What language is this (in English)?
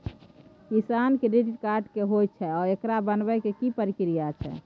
Maithili